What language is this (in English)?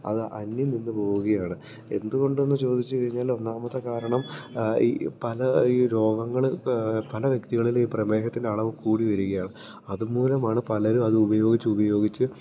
Malayalam